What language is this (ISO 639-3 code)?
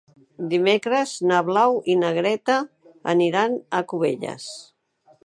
cat